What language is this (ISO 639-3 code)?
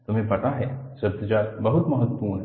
hin